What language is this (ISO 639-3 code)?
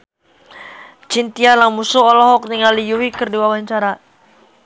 sun